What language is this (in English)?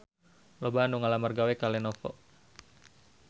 Sundanese